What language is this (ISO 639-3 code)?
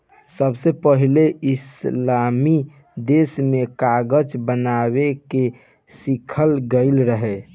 bho